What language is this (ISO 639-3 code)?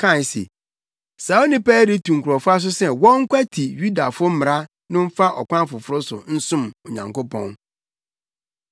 aka